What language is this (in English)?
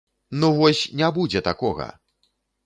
Belarusian